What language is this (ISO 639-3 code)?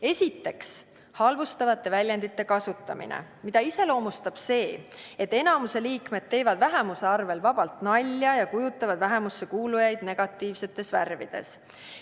est